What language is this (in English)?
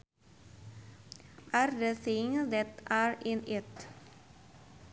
Sundanese